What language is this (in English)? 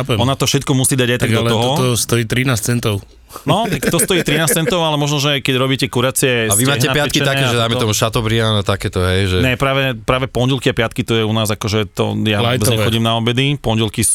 Slovak